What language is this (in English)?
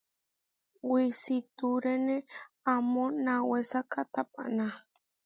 Huarijio